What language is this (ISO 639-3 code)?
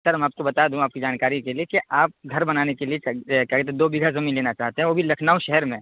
urd